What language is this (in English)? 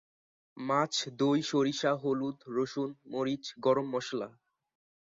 Bangla